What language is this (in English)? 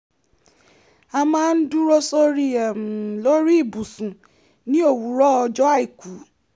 Yoruba